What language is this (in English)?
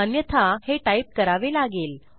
Marathi